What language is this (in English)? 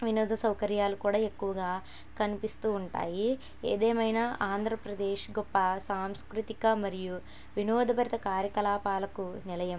Telugu